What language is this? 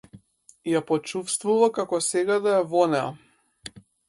Macedonian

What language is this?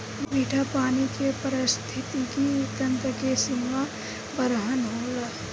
Bhojpuri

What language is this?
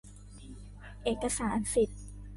Thai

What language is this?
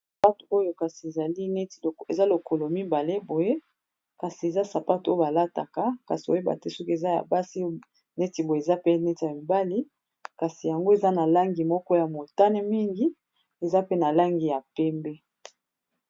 Lingala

